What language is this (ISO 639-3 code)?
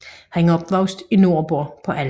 dan